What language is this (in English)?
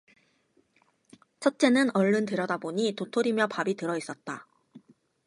Korean